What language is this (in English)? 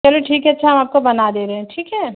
Urdu